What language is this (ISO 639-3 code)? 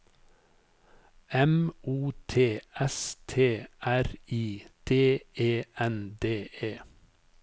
nor